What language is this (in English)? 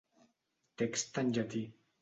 Catalan